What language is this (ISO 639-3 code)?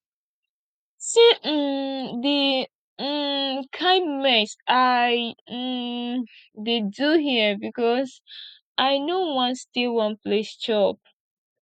pcm